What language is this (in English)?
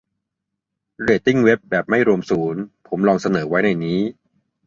Thai